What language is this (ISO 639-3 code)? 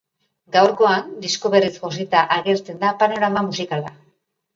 eus